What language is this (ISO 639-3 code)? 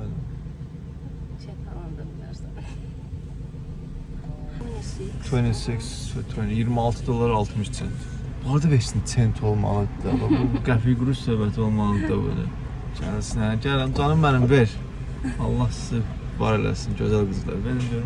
tur